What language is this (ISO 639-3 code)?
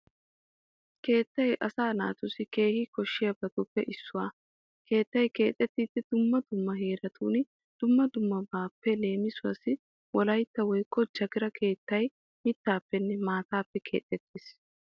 wal